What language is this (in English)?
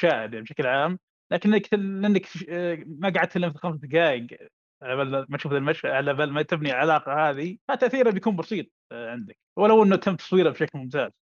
Arabic